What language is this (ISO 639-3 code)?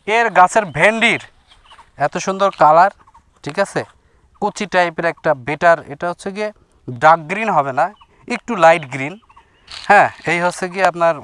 ben